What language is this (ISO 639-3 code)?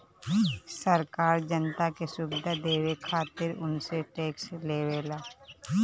bho